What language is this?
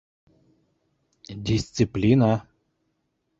Bashkir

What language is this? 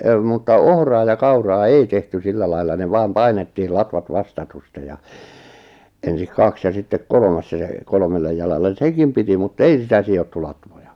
Finnish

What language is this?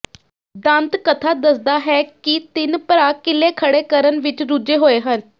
Punjabi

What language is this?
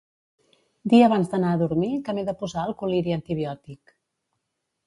Catalan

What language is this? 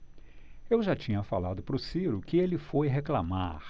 Portuguese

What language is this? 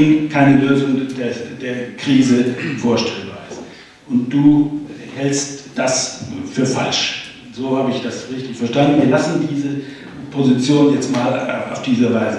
German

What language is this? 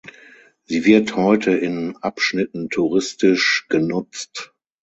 German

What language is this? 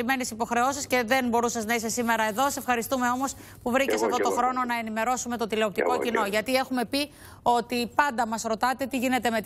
Greek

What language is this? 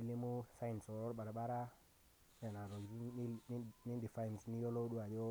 Masai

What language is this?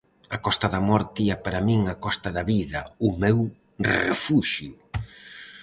Galician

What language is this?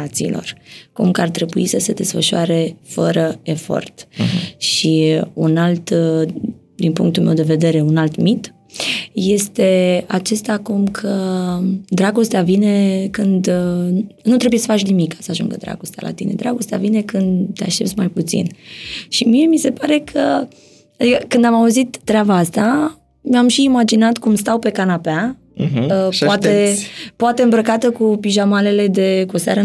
Romanian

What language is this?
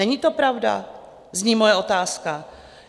Czech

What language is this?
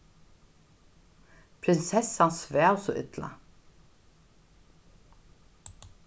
Faroese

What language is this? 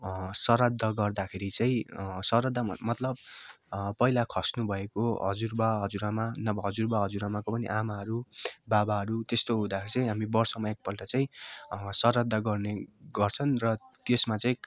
Nepali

